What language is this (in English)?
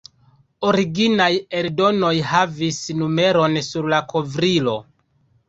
Esperanto